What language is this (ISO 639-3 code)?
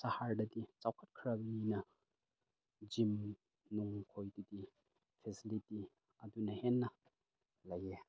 mni